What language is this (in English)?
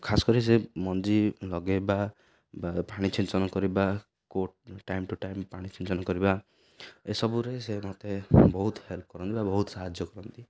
Odia